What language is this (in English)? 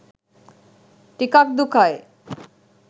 Sinhala